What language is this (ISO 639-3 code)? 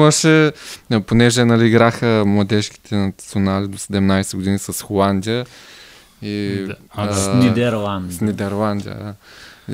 bul